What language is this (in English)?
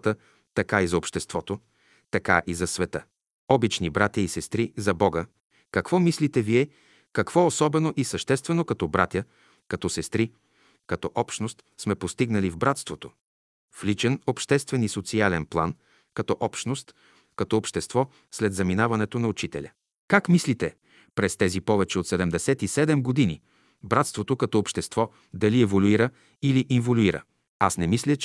Bulgarian